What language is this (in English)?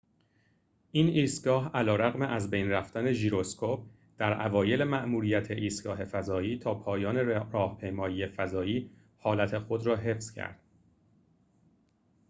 Persian